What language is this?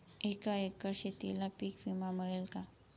Marathi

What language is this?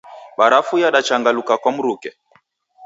Taita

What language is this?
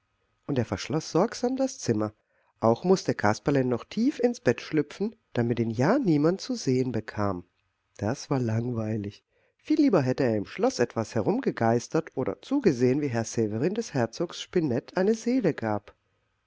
German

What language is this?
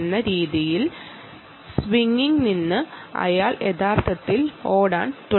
Malayalam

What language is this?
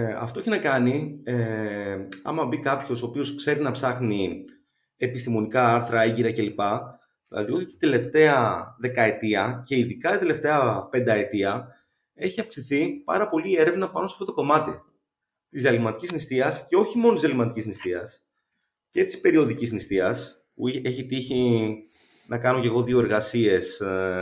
Greek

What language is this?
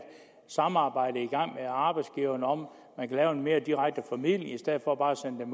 Danish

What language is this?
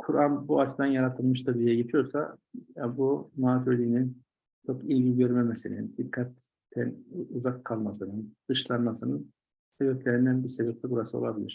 Turkish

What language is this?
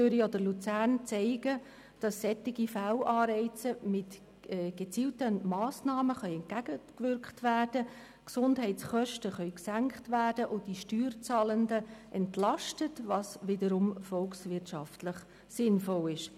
Swiss German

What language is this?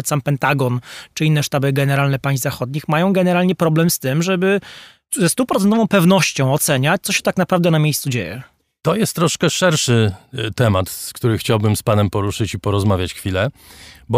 Polish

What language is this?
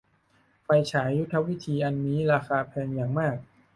Thai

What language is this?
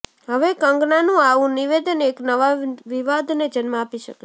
Gujarati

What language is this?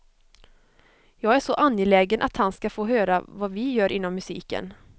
Swedish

